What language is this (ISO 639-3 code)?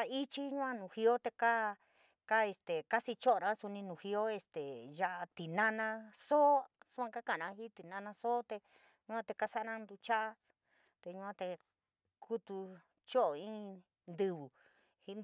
mig